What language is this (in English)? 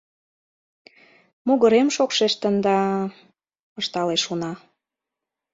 Mari